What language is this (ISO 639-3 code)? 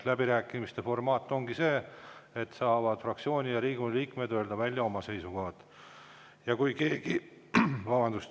est